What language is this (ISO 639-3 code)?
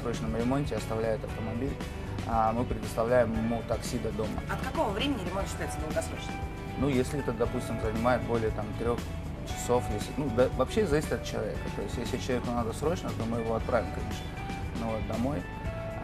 rus